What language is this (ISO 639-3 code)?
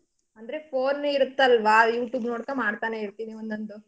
kan